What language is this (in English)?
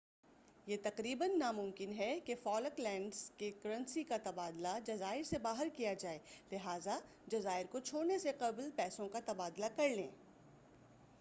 Urdu